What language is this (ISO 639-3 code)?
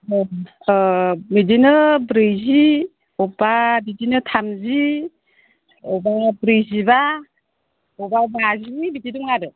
brx